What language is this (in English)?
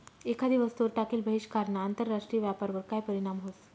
Marathi